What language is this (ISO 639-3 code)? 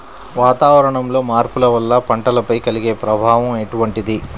tel